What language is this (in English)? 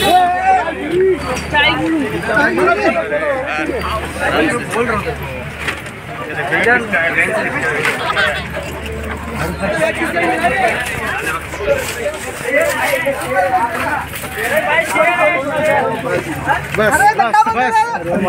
Arabic